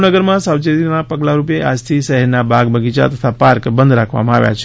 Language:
Gujarati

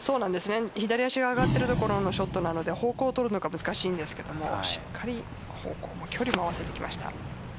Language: Japanese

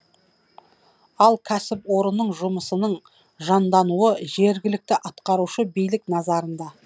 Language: Kazakh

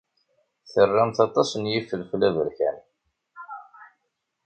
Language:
Kabyle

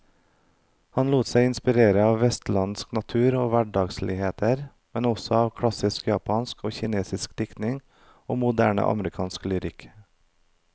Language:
Norwegian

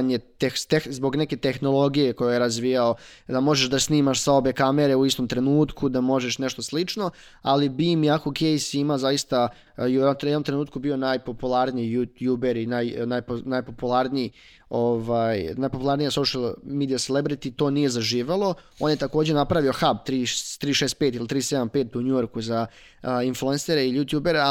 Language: Croatian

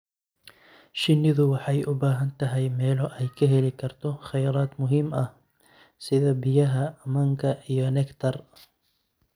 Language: Somali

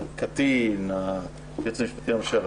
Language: Hebrew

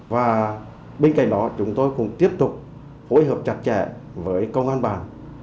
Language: Vietnamese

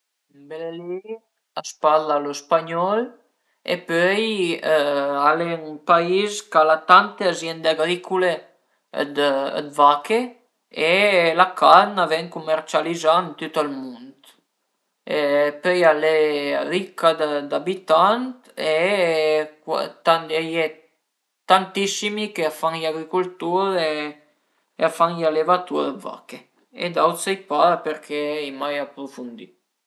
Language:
Piedmontese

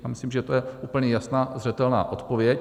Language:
Czech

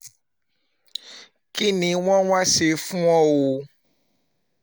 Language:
Yoruba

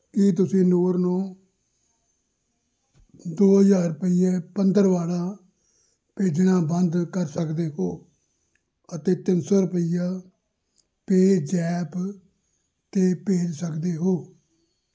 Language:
Punjabi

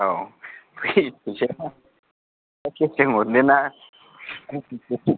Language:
Bodo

